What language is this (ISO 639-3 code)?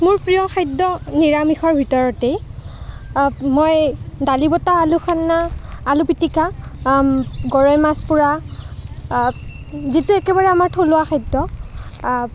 asm